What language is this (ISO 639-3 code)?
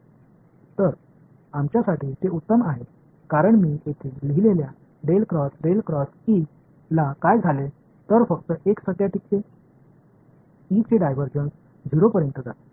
tam